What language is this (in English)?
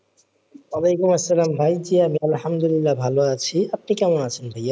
Bangla